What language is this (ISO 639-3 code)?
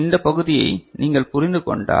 tam